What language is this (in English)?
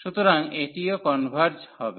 Bangla